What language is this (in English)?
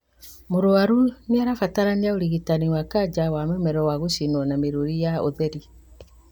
Kikuyu